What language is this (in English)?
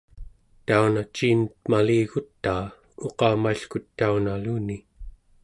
Central Yupik